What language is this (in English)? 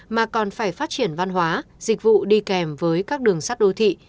Vietnamese